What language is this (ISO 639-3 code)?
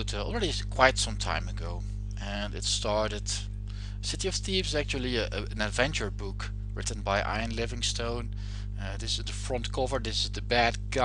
eng